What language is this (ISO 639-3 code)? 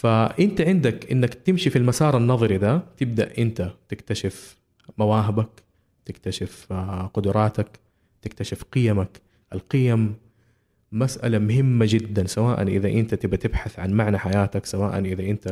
ara